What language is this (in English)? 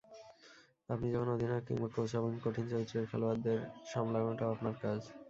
Bangla